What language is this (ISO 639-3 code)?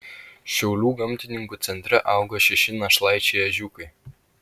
lit